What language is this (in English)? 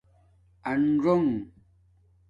Domaaki